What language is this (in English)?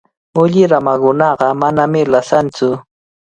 Cajatambo North Lima Quechua